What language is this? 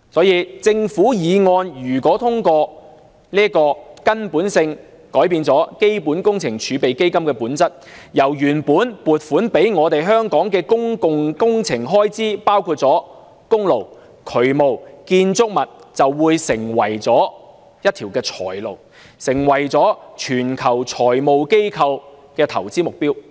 Cantonese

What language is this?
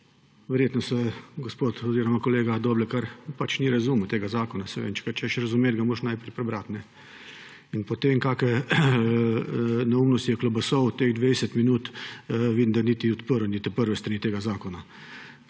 Slovenian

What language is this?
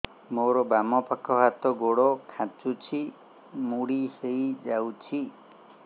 Odia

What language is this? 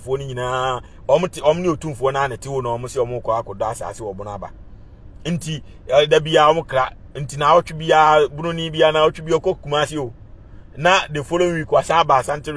English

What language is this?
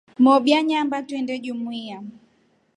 Rombo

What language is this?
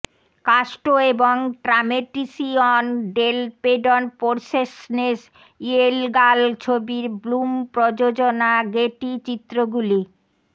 Bangla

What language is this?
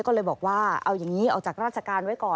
Thai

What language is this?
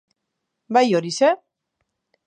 Basque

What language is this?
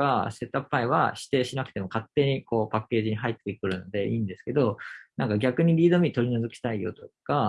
Japanese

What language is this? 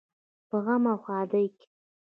Pashto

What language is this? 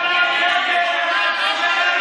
Hebrew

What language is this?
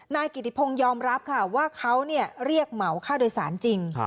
Thai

